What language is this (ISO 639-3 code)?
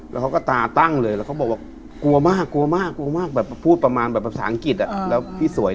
tha